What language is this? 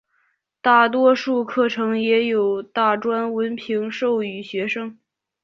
Chinese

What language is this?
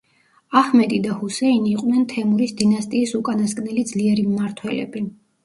Georgian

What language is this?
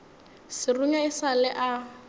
Northern Sotho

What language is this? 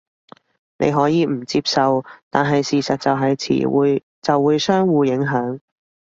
Cantonese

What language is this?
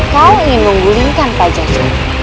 Indonesian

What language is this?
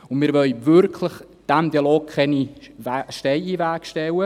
Swiss German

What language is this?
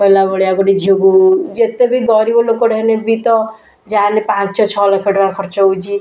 Odia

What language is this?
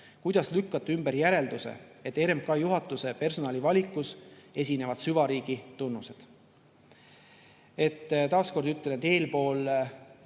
Estonian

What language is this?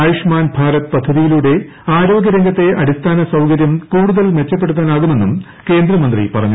Malayalam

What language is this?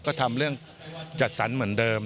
Thai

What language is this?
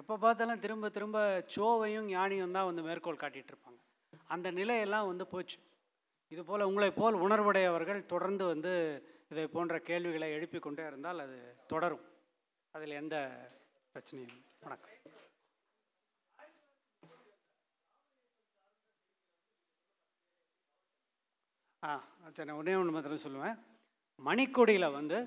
Tamil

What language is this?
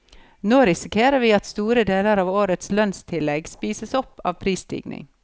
Norwegian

